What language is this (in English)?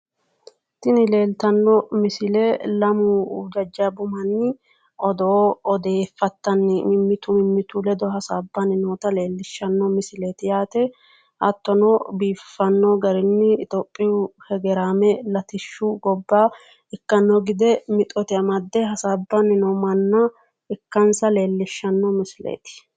Sidamo